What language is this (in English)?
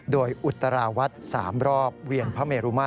Thai